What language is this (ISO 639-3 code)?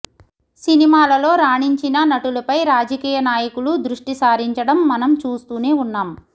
tel